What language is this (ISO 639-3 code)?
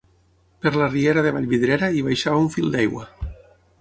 cat